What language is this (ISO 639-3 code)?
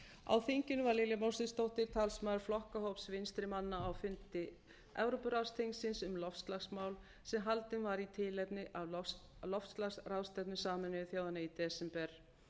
isl